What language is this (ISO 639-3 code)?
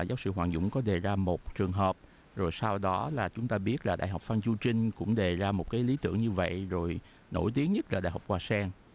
vie